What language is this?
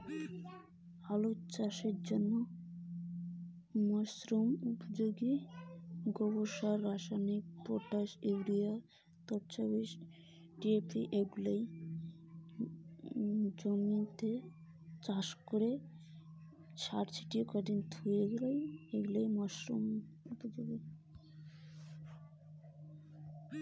Bangla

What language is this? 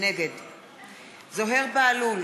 Hebrew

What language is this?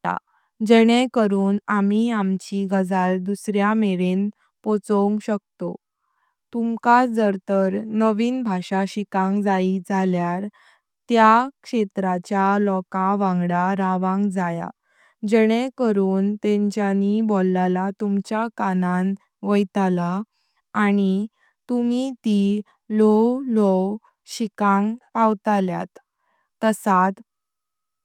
Konkani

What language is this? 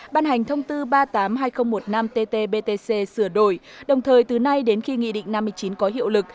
Vietnamese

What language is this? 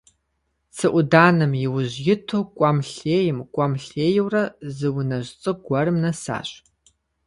Kabardian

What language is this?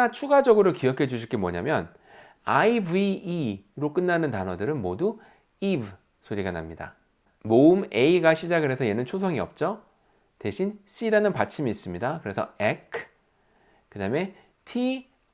Korean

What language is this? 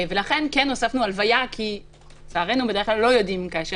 Hebrew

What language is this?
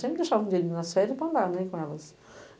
Portuguese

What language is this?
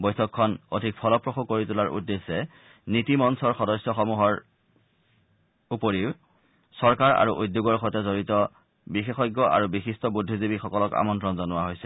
Assamese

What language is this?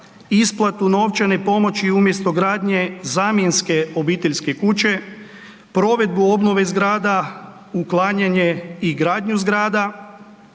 Croatian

